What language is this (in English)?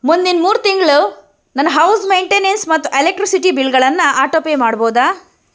Kannada